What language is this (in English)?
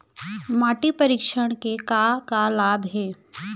Chhattisgarhi